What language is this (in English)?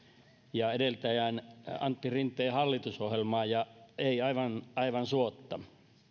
Finnish